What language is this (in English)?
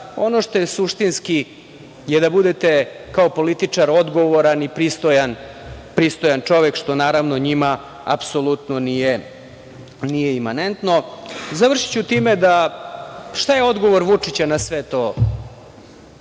Serbian